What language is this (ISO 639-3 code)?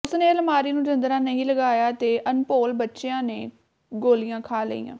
pan